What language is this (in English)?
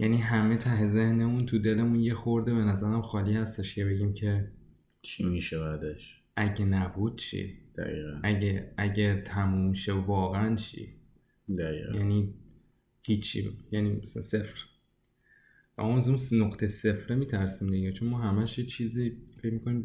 Persian